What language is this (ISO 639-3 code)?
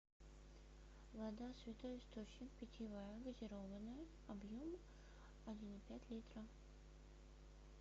rus